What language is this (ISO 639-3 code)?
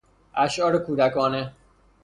fas